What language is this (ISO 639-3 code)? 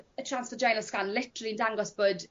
cym